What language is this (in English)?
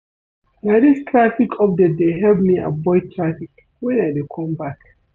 Nigerian Pidgin